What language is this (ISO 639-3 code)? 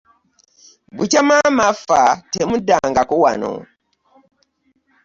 lug